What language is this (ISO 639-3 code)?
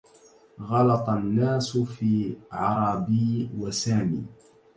ara